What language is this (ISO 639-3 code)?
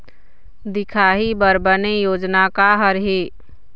hne